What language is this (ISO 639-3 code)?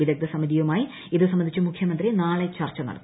mal